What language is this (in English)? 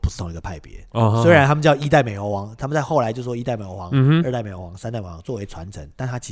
Chinese